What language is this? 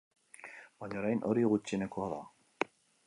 Basque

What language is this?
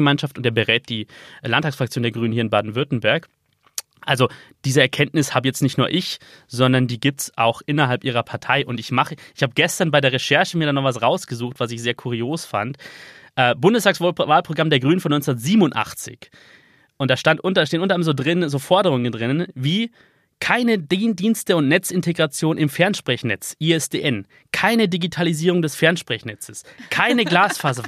German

